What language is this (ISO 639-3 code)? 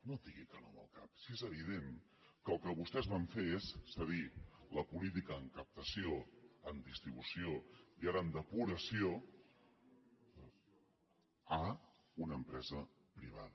cat